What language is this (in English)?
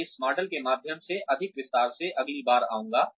Hindi